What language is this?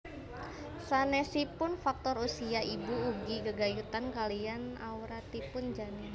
Javanese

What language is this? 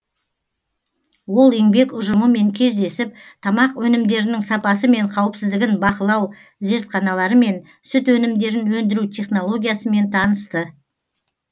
Kazakh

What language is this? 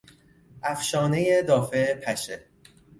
Persian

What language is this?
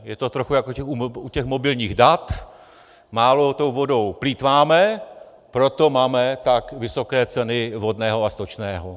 Czech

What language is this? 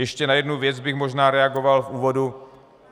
Czech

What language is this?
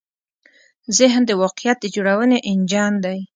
Pashto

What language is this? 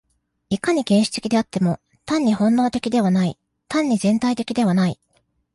Japanese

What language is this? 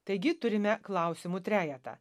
Lithuanian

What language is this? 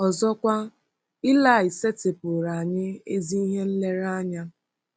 Igbo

